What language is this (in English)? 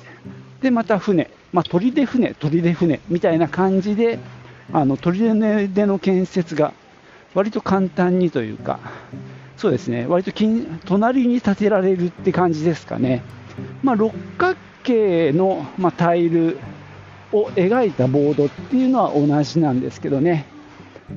Japanese